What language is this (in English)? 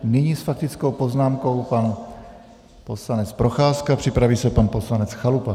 Czech